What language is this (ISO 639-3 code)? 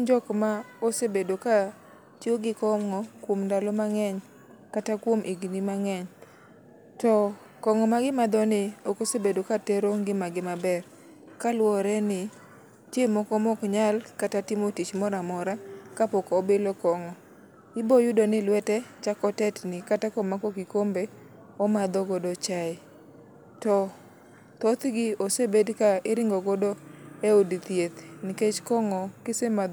luo